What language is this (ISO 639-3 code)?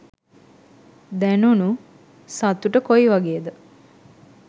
sin